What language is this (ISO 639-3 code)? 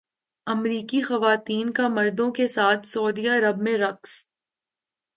urd